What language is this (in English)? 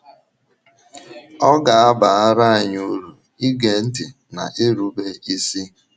Igbo